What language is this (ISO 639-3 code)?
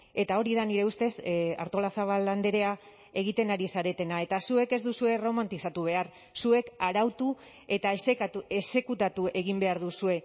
eus